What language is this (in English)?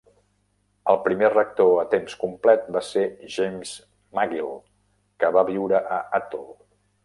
Catalan